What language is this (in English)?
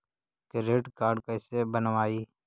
Magahi